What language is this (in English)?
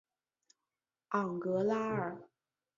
Chinese